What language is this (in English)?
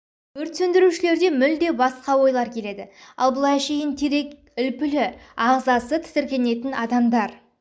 Kazakh